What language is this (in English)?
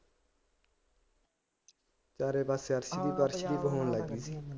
Punjabi